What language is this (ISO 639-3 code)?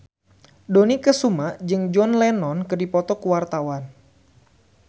sun